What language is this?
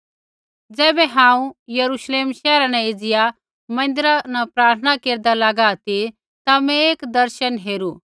Kullu Pahari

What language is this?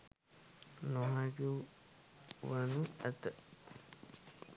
Sinhala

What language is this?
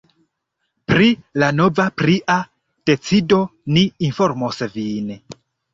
Esperanto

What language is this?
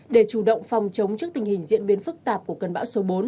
Vietnamese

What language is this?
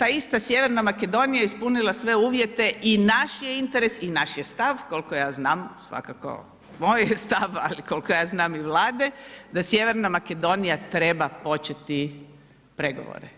Croatian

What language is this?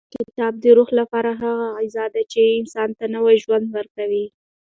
Pashto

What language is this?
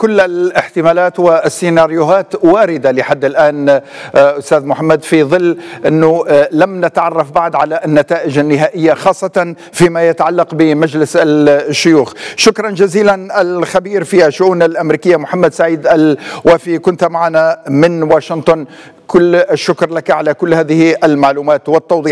Arabic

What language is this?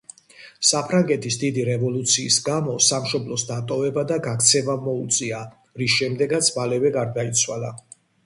Georgian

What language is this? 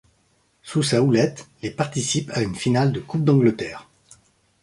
French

